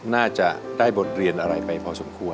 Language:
Thai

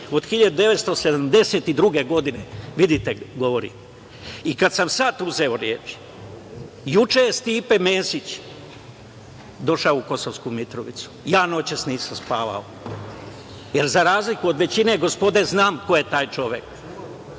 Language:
Serbian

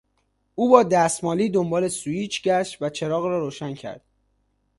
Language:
Persian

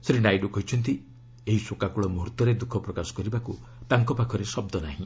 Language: Odia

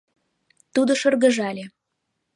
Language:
Mari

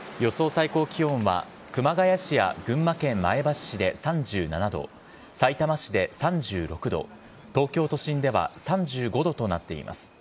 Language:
Japanese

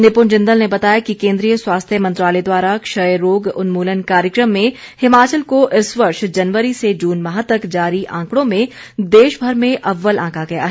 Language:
Hindi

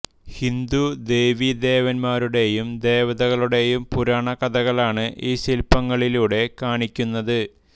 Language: Malayalam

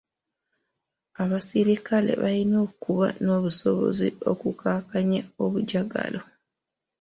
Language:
Ganda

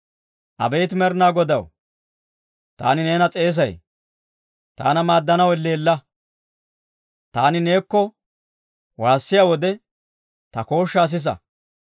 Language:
Dawro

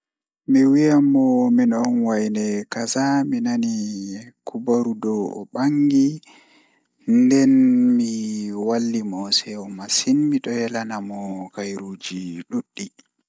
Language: Fula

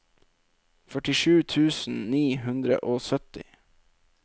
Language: Norwegian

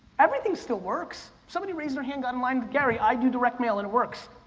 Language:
English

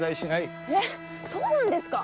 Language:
Japanese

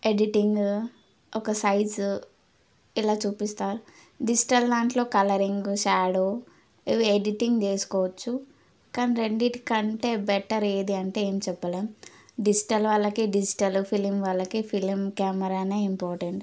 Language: Telugu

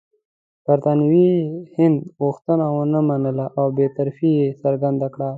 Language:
Pashto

